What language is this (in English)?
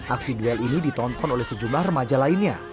Indonesian